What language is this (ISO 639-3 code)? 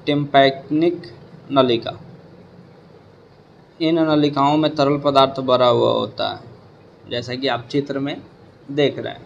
hin